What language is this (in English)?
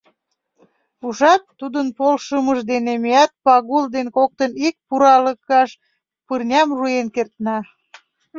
Mari